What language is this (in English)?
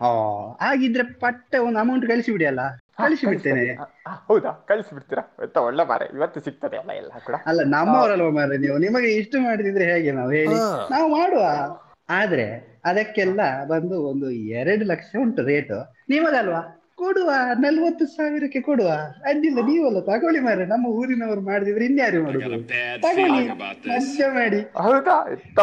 Kannada